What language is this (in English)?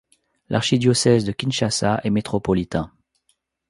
French